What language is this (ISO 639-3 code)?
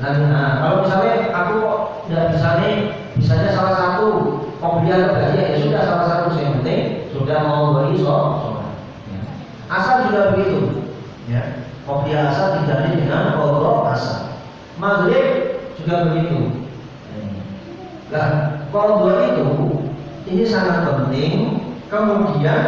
ind